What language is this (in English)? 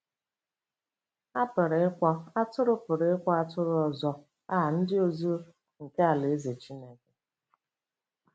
Igbo